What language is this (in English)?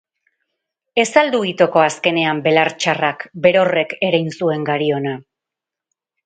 Basque